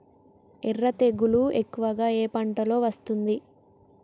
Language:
Telugu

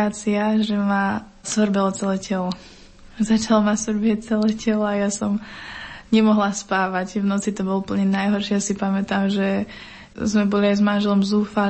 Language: Slovak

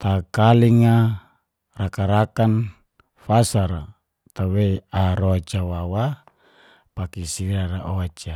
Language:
Geser-Gorom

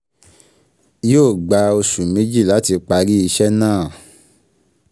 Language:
Yoruba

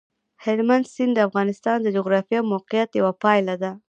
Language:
Pashto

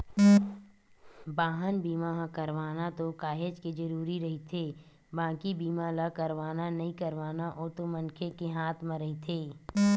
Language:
Chhattisgarhi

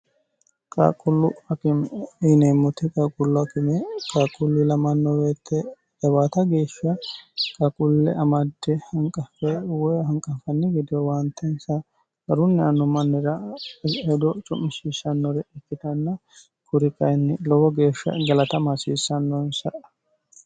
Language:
Sidamo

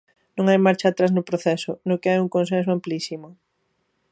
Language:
Galician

